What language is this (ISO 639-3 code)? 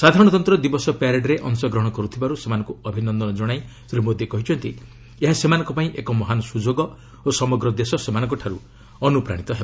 ori